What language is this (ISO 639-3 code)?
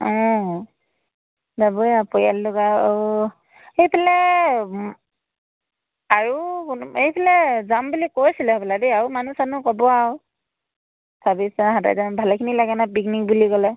asm